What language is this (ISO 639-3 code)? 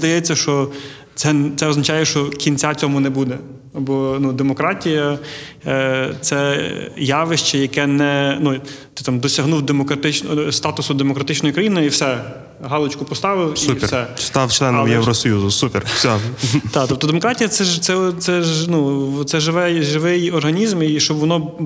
ukr